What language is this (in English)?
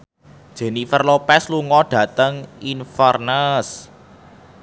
Javanese